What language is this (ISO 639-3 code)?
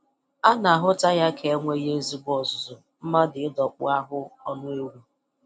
ibo